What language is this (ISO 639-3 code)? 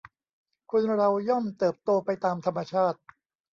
tha